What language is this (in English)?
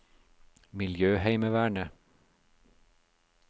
Norwegian